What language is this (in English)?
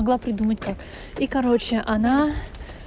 Russian